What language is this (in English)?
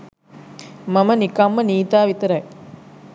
Sinhala